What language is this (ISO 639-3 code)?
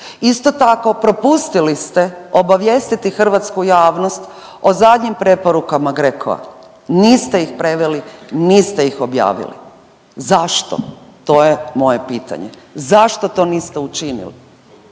hrv